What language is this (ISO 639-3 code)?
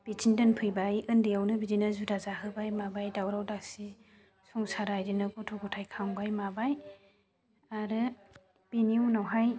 brx